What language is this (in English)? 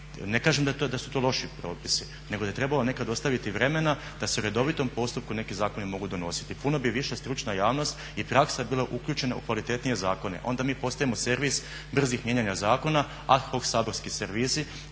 Croatian